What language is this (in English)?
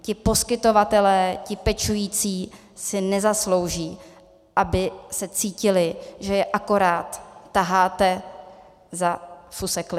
Czech